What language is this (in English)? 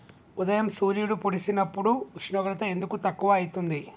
Telugu